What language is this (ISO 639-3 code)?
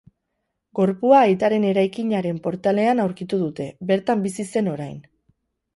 eus